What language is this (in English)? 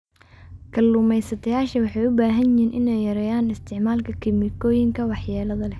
Somali